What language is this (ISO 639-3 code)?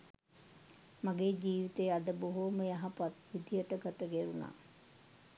sin